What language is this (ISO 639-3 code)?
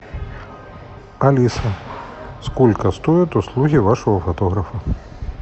rus